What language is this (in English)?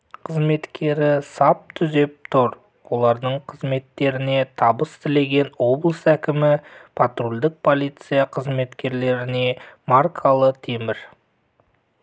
Kazakh